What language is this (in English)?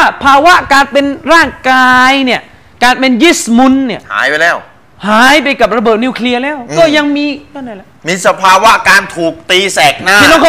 Thai